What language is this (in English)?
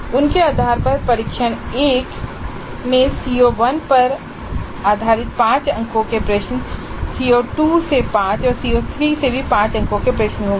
Hindi